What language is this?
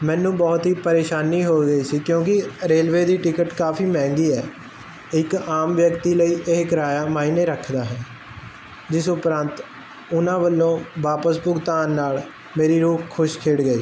Punjabi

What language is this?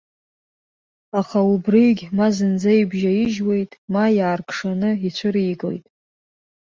Abkhazian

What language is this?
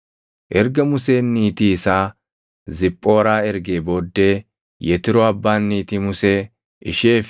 Oromo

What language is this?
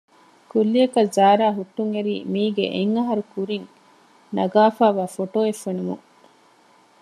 Divehi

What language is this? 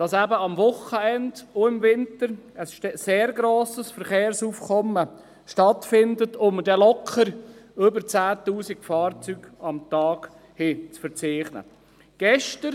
Swiss German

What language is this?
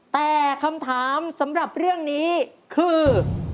Thai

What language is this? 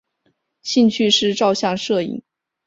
Chinese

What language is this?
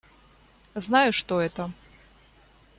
Russian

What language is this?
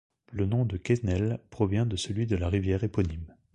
French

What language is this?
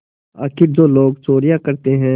Hindi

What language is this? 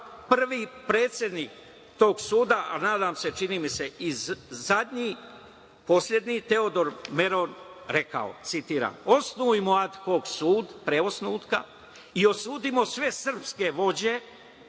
Serbian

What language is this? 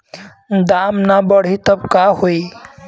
Bhojpuri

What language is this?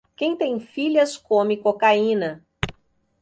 Portuguese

